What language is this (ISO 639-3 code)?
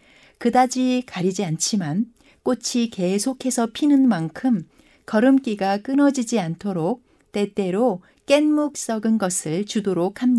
kor